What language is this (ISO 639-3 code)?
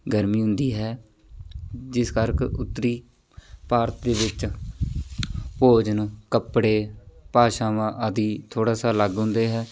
pan